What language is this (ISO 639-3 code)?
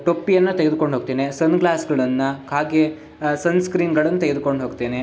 kan